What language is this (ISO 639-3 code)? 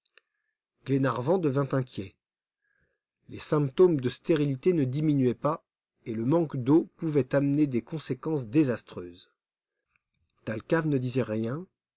fra